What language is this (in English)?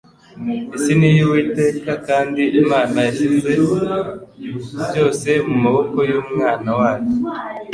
Kinyarwanda